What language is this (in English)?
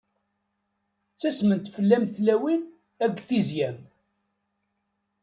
Kabyle